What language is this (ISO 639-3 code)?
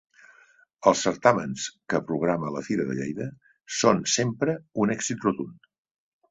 cat